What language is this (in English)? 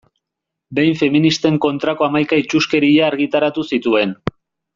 Basque